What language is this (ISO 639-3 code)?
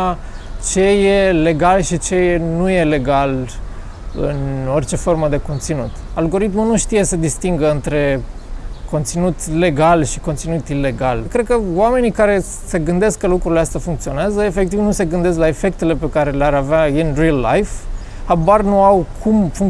ron